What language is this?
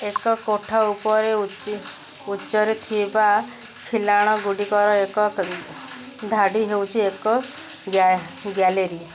Odia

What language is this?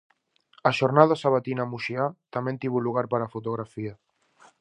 Galician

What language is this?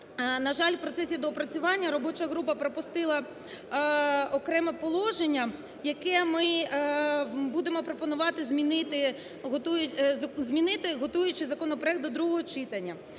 Ukrainian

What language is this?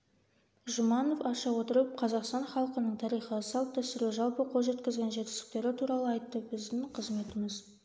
Kazakh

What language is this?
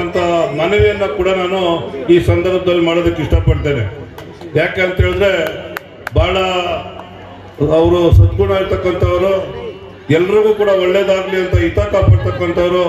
Kannada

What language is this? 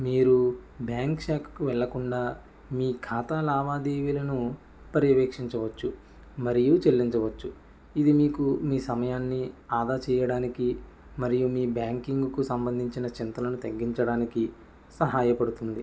Telugu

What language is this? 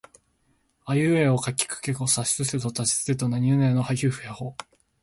Japanese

